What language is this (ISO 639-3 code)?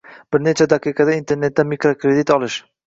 uzb